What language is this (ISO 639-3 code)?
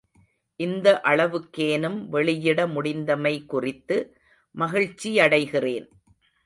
tam